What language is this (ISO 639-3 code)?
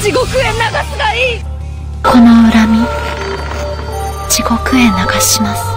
jpn